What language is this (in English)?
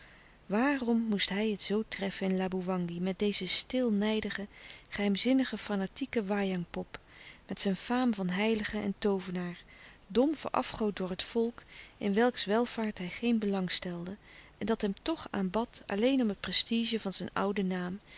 Dutch